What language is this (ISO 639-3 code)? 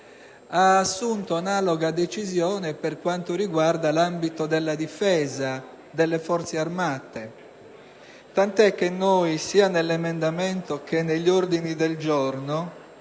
ita